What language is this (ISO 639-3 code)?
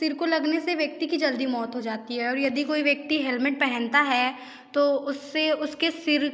hin